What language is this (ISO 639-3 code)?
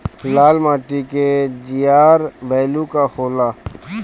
bho